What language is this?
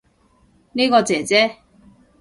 Cantonese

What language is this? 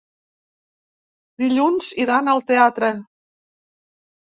Catalan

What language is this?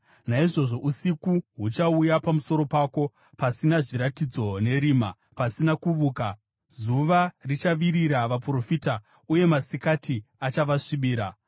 Shona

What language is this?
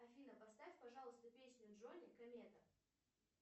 Russian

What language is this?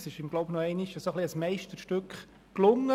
Swiss German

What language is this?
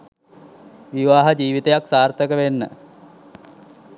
Sinhala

